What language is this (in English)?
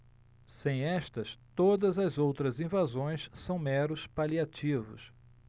Portuguese